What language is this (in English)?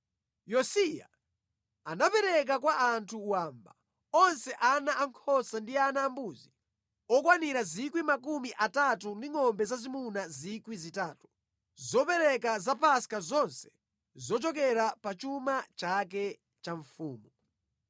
Nyanja